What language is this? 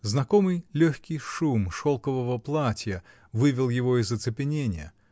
Russian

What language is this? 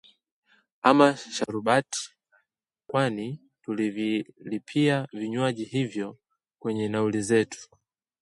Swahili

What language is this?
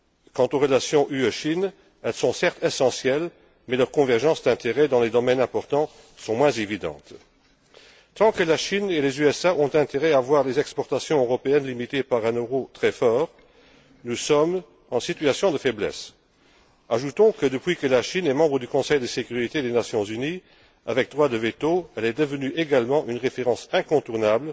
French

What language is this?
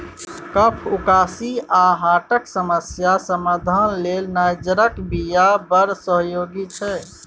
Maithili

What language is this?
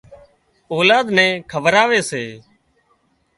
Wadiyara Koli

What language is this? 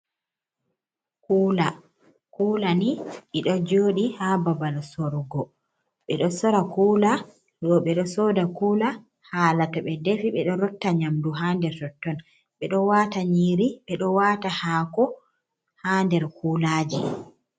Fula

